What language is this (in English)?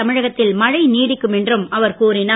Tamil